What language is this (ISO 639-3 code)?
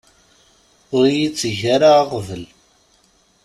kab